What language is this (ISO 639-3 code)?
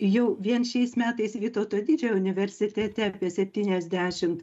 lit